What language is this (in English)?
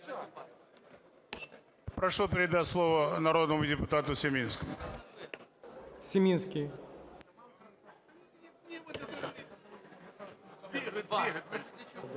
Ukrainian